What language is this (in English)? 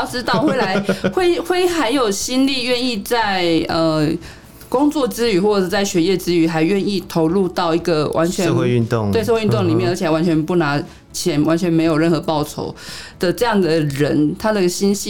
Chinese